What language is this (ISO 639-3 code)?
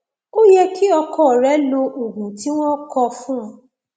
yor